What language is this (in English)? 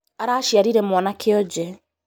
Kikuyu